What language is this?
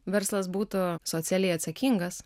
Lithuanian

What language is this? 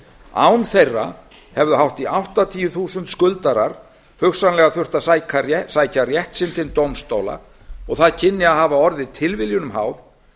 Icelandic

